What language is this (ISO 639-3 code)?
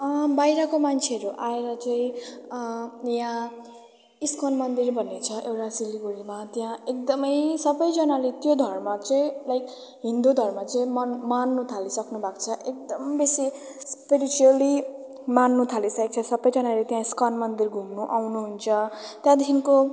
nep